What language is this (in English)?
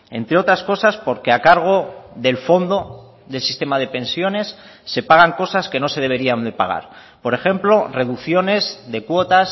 Spanish